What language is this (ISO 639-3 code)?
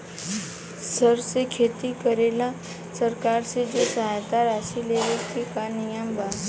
bho